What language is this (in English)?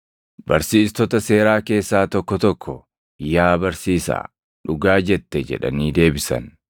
Oromo